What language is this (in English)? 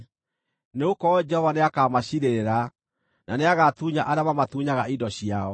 Kikuyu